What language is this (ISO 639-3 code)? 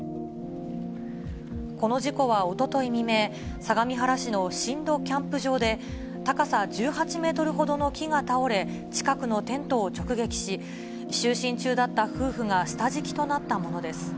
jpn